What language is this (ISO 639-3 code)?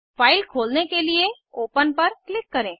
hin